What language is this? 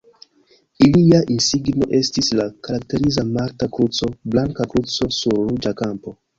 Esperanto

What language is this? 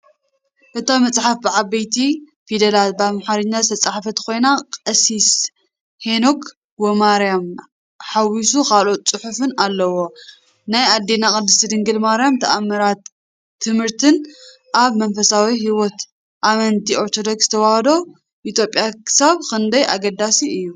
Tigrinya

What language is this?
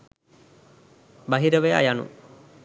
Sinhala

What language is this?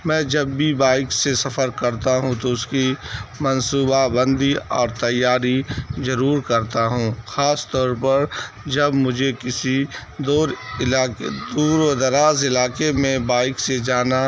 Urdu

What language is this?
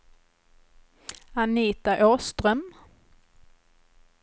Swedish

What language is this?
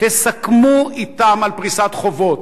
Hebrew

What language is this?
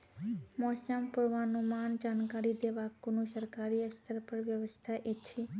Maithili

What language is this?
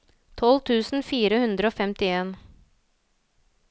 Norwegian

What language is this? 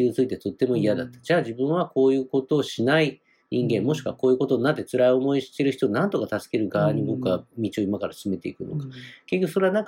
Japanese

